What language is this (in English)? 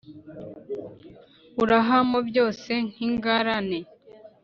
Kinyarwanda